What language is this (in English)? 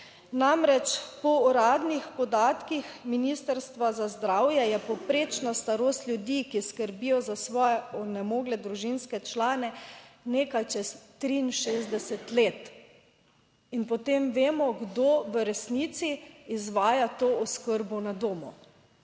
Slovenian